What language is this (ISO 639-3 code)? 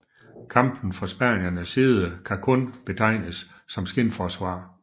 dan